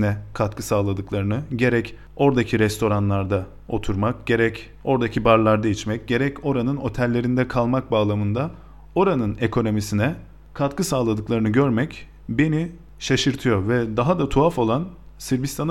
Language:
Turkish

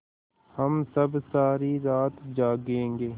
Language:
Hindi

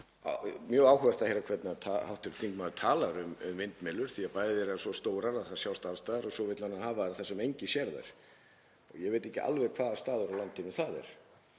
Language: Icelandic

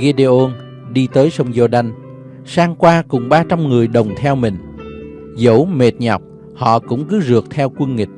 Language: Vietnamese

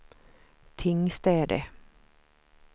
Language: Swedish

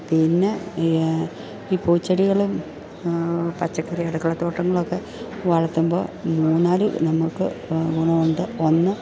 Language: Malayalam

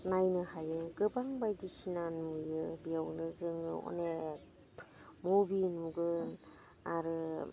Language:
Bodo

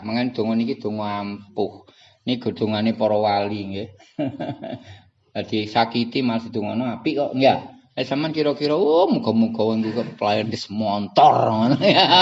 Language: Indonesian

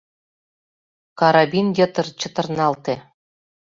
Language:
Mari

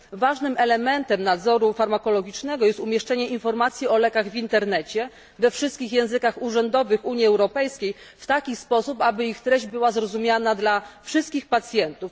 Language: Polish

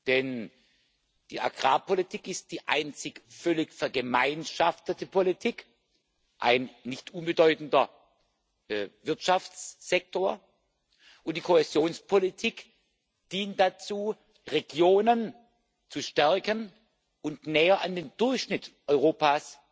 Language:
German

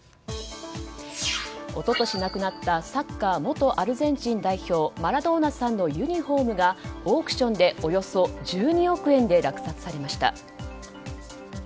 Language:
Japanese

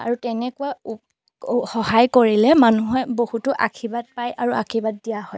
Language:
Assamese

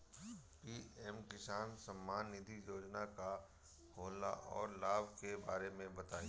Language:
Bhojpuri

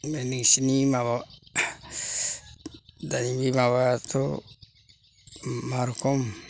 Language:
Bodo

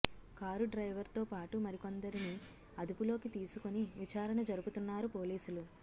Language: Telugu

